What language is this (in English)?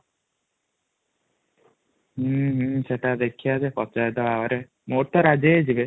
Odia